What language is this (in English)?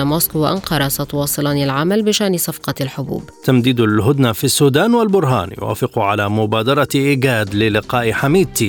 Arabic